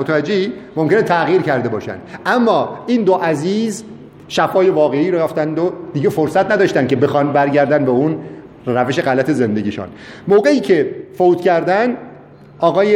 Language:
Persian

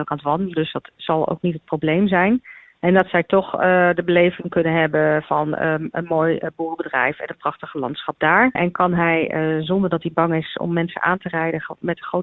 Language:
Dutch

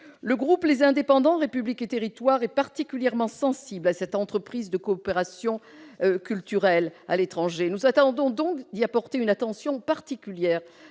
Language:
French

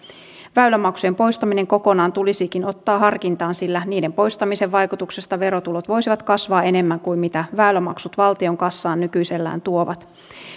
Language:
Finnish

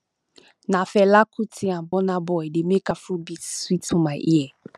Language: Nigerian Pidgin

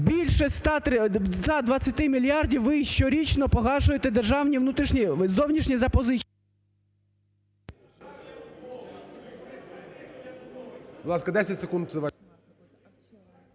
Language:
Ukrainian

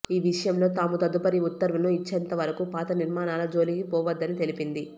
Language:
Telugu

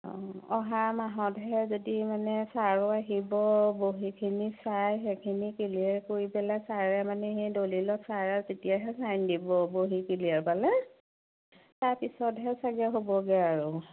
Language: Assamese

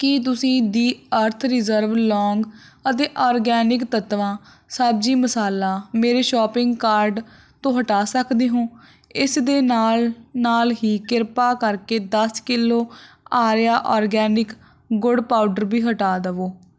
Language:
Punjabi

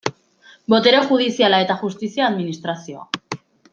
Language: Basque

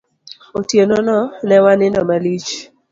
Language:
Luo (Kenya and Tanzania)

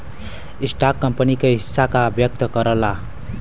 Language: Bhojpuri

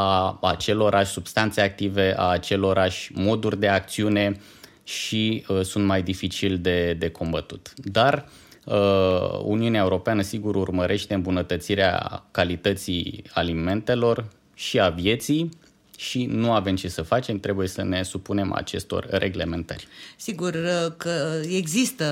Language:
Romanian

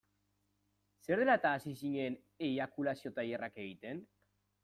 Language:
Basque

